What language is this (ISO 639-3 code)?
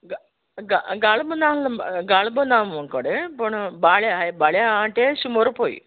kok